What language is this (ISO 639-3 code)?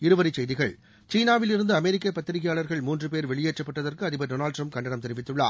tam